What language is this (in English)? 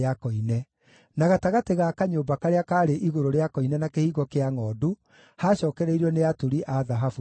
Kikuyu